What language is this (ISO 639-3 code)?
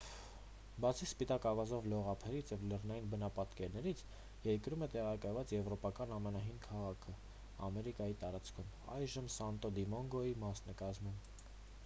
hye